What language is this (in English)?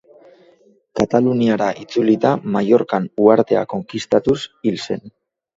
Basque